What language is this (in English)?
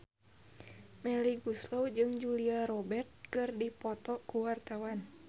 Sundanese